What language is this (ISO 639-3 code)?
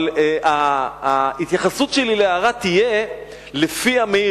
heb